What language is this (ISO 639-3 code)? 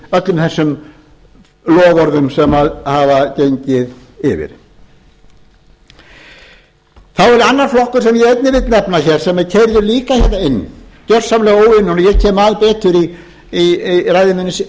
isl